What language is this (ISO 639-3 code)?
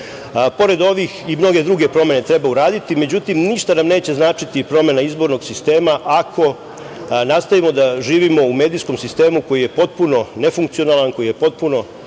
srp